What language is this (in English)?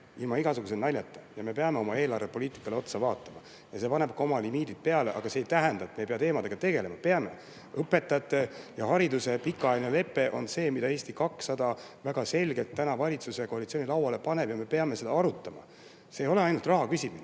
Estonian